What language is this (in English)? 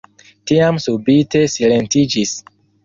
Esperanto